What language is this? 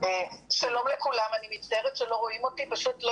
Hebrew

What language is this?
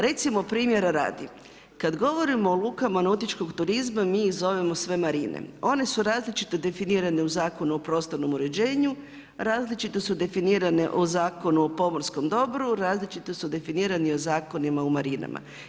Croatian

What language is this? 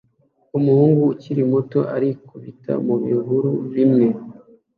Kinyarwanda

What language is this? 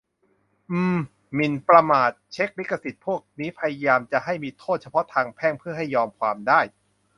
Thai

